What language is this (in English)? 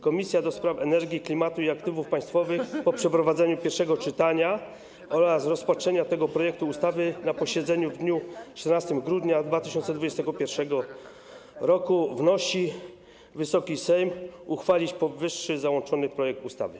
Polish